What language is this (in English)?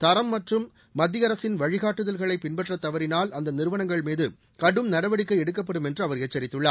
Tamil